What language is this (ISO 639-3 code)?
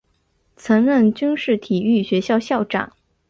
zho